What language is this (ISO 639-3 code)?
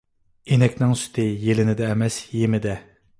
uig